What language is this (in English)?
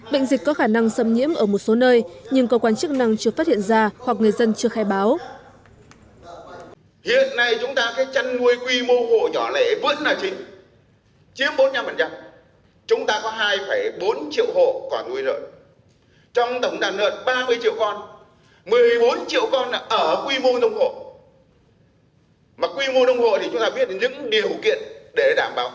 Vietnamese